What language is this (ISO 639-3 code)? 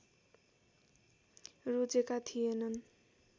nep